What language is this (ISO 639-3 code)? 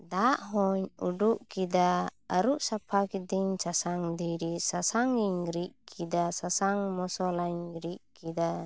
sat